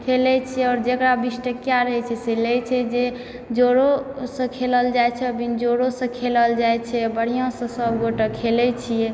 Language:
Maithili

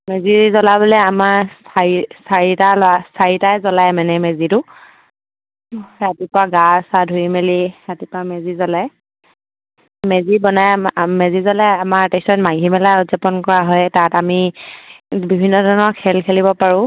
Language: Assamese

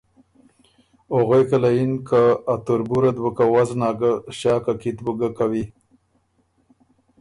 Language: Ormuri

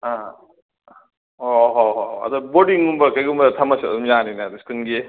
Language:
Manipuri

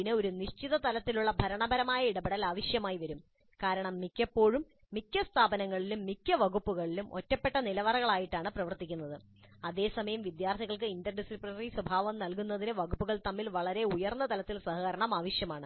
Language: Malayalam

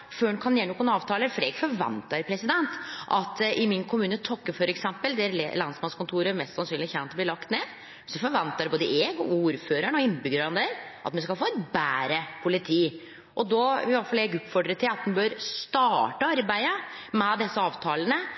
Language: Norwegian Nynorsk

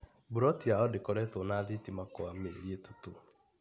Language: Kikuyu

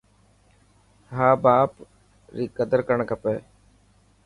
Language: Dhatki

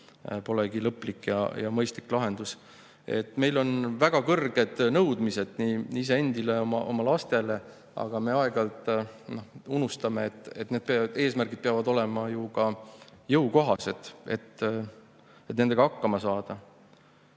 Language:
Estonian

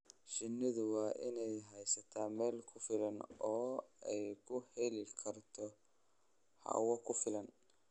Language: Somali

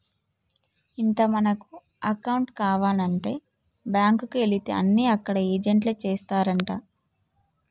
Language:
Telugu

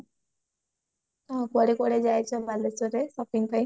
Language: Odia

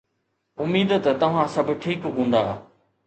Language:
Sindhi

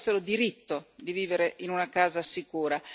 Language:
Italian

